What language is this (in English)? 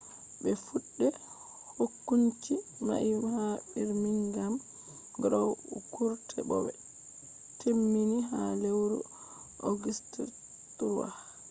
Fula